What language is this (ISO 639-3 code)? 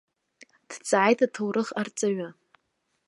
abk